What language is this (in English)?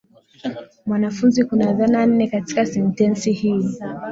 Swahili